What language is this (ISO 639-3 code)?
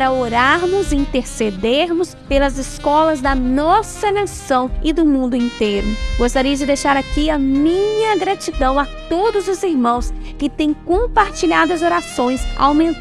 por